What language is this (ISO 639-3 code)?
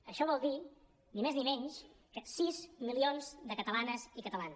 cat